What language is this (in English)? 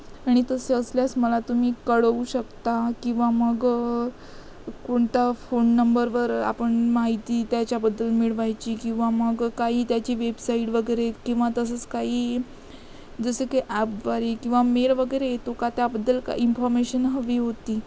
Marathi